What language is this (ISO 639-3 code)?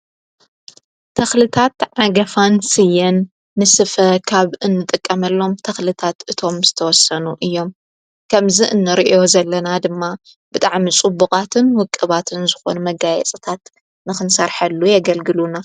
tir